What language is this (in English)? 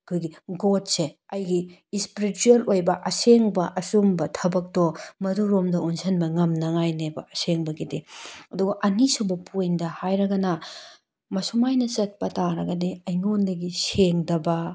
Manipuri